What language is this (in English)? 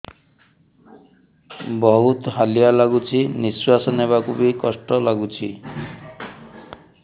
Odia